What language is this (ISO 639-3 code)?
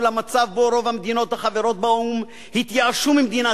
heb